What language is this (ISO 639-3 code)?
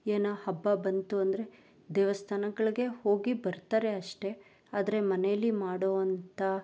kan